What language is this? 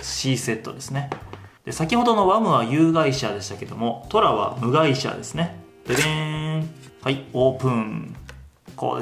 Japanese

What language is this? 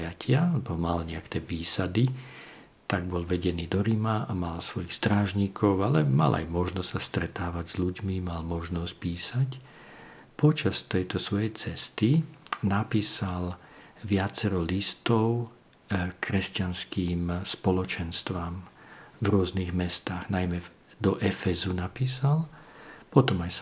Slovak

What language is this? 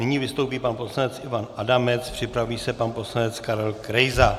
Czech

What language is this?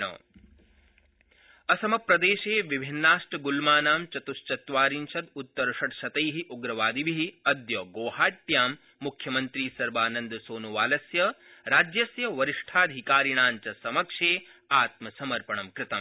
Sanskrit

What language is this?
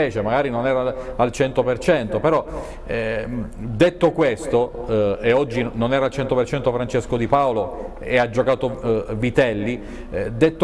Italian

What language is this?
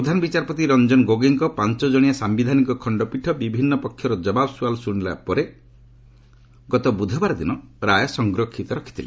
Odia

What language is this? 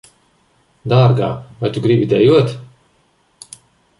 Latvian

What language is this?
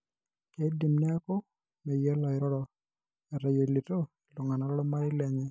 Masai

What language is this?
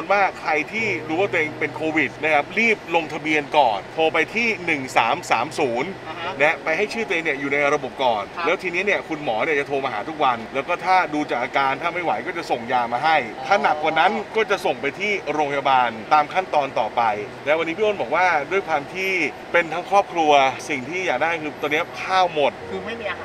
Thai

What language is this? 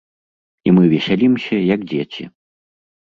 Belarusian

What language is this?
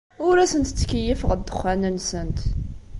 Kabyle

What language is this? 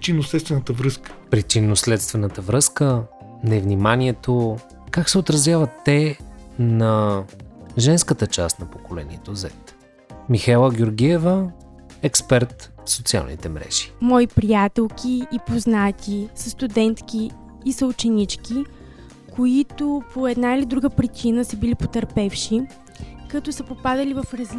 Bulgarian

